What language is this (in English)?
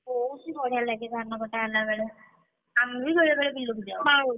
Odia